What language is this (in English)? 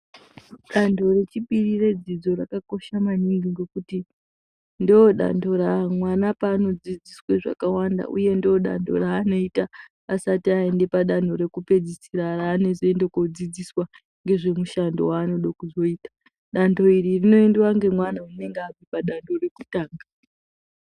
Ndau